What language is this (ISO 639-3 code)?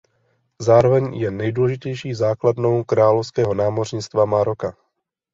ces